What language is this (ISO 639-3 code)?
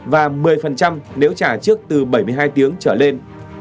vie